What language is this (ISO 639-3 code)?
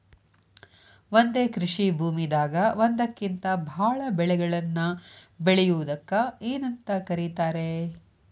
kan